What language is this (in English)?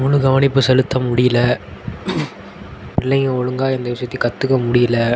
Tamil